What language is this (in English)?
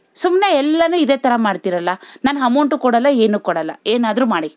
Kannada